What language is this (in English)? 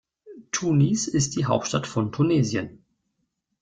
German